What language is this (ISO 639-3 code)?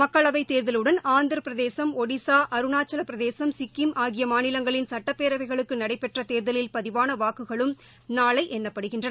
tam